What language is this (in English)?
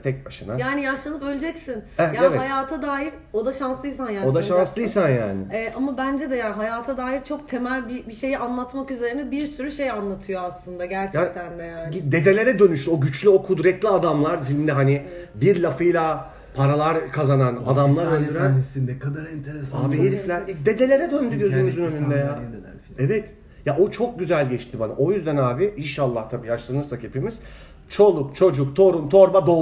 Turkish